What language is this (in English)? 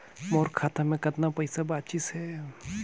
Chhattisgarhi